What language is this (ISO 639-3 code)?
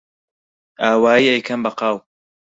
ckb